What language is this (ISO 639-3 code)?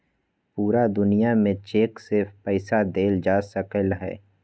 mag